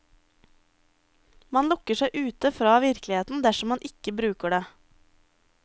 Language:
Norwegian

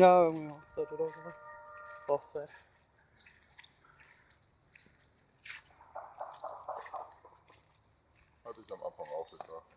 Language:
German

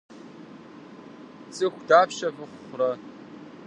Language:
Kabardian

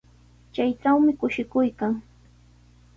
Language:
Sihuas Ancash Quechua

